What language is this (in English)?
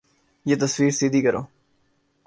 Urdu